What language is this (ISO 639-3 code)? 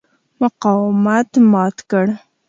pus